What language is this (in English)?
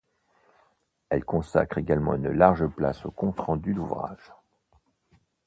French